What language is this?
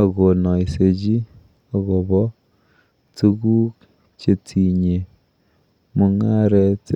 Kalenjin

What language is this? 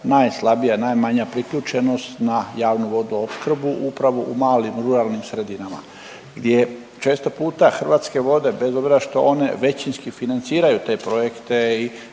Croatian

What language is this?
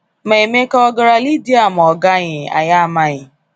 Igbo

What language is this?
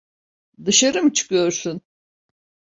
Turkish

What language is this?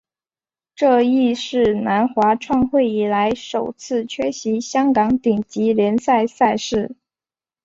Chinese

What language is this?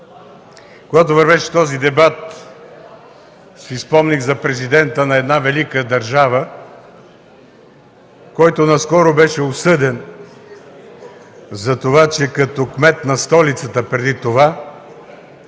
Bulgarian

